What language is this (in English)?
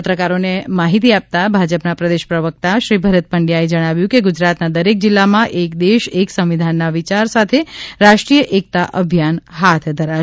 Gujarati